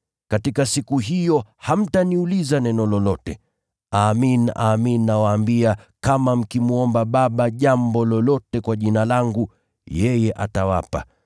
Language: Swahili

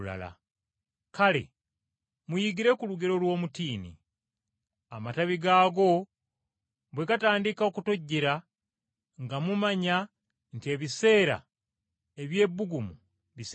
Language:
Ganda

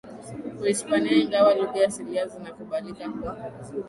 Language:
Swahili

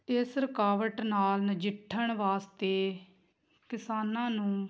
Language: Punjabi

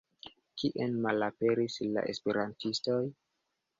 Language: Esperanto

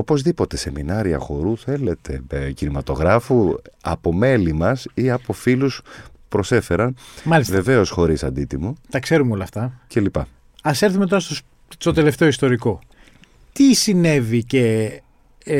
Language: Greek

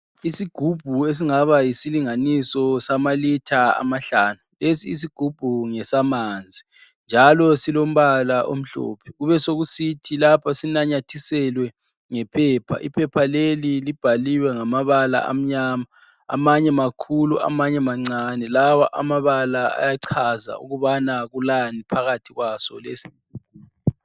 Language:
North Ndebele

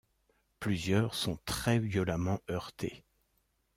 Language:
French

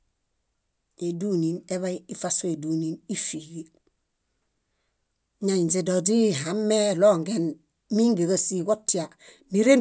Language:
Bayot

